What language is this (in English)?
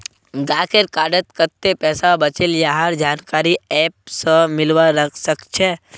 Magahi